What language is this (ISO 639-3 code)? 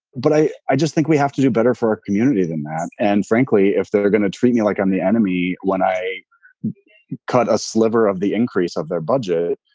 eng